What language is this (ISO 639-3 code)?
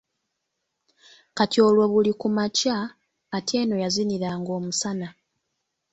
lug